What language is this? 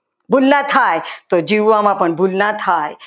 Gujarati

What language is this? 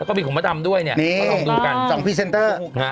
Thai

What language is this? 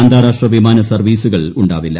Malayalam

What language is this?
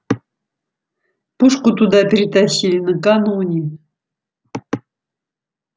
Russian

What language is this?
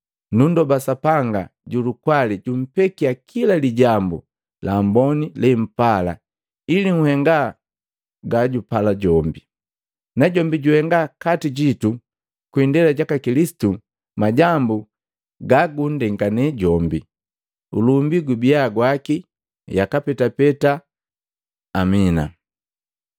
Matengo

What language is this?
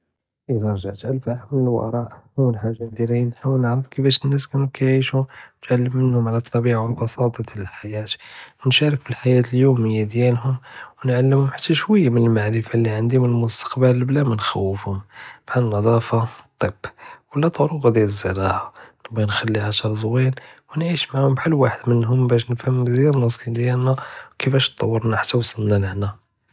Judeo-Arabic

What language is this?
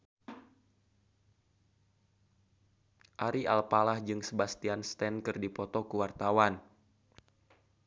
Sundanese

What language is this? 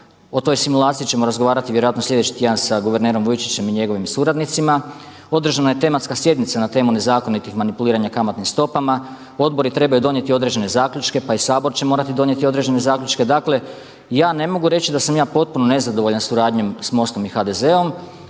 Croatian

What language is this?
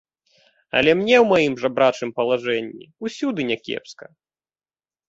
Belarusian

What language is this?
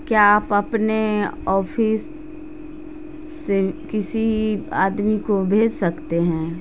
Urdu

